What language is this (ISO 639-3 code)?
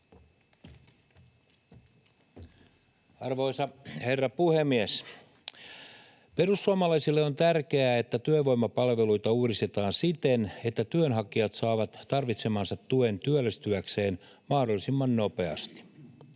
fin